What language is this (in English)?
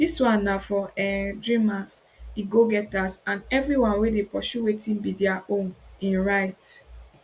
Nigerian Pidgin